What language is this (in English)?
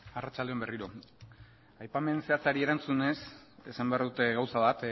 Basque